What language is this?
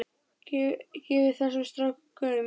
Icelandic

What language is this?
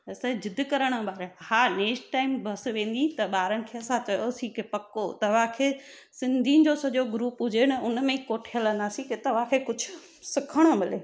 Sindhi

